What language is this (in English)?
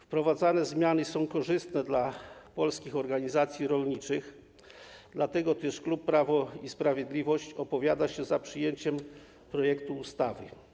Polish